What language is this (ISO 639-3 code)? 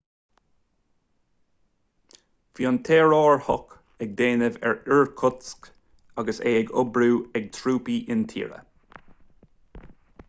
gle